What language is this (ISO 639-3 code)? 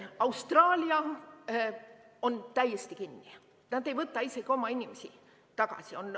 est